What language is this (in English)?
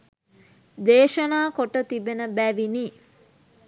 Sinhala